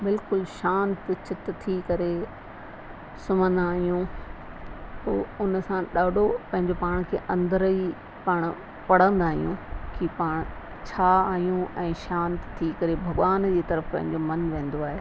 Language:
Sindhi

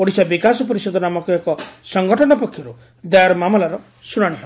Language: Odia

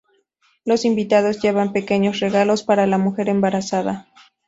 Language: Spanish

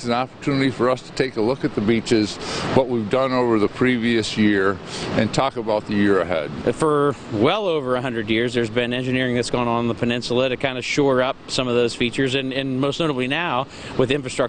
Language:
English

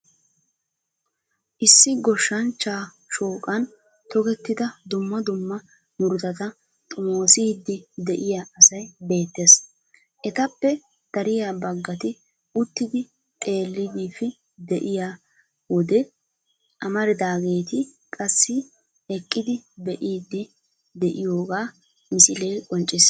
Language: Wolaytta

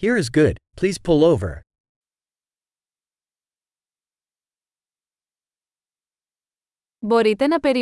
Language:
Greek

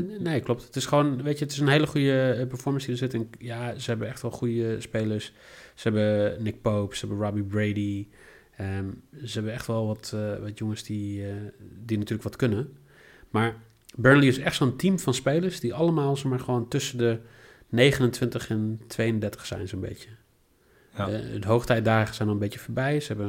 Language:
Dutch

